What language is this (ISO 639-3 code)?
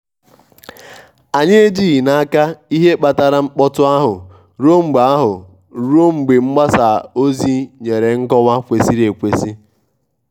ibo